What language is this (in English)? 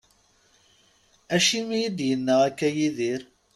Kabyle